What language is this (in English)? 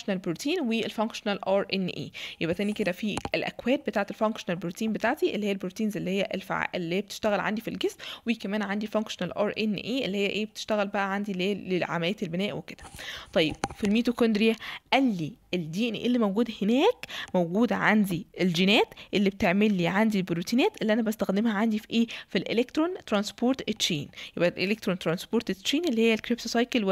Arabic